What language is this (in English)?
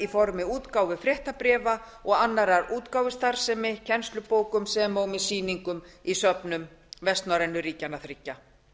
Icelandic